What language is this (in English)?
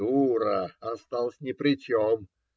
Russian